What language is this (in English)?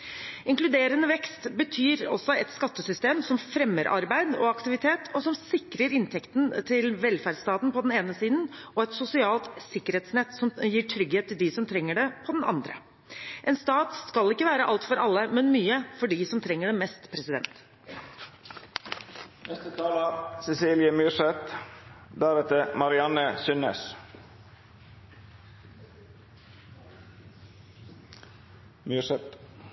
Norwegian Bokmål